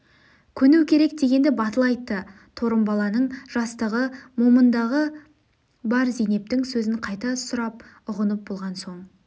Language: Kazakh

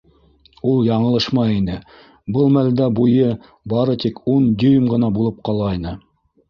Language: Bashkir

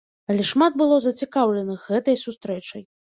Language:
Belarusian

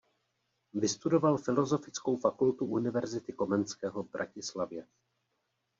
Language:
Czech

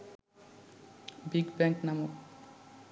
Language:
Bangla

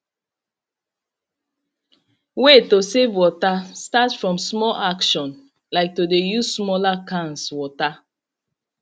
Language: Nigerian Pidgin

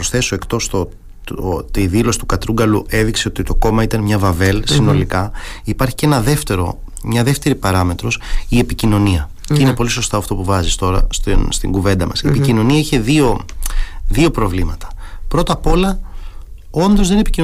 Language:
Greek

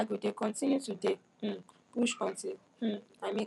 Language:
Nigerian Pidgin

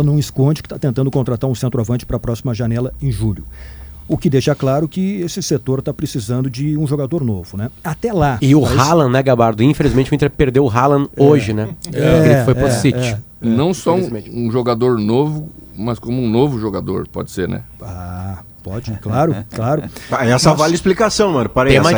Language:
Portuguese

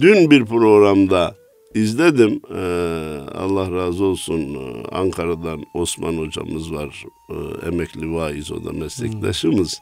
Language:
Turkish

